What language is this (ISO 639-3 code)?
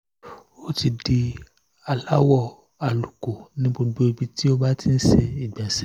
yor